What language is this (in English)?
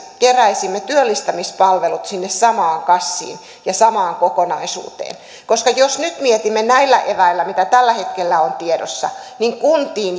Finnish